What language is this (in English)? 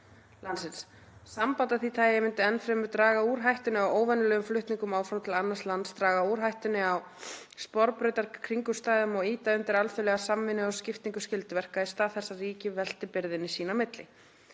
Icelandic